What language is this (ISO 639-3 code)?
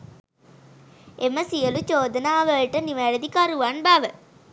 sin